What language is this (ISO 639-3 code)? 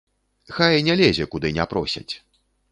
bel